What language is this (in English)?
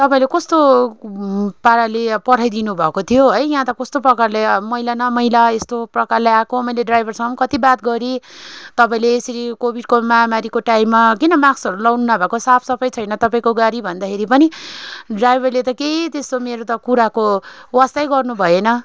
Nepali